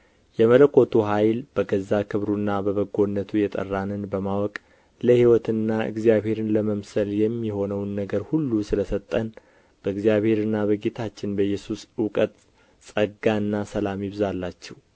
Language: Amharic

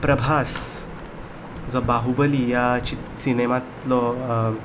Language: Konkani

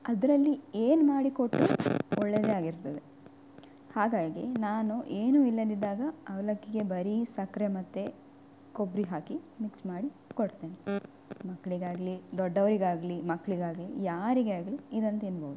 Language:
Kannada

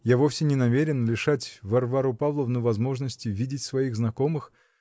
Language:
Russian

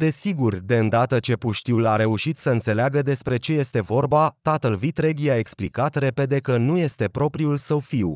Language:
Romanian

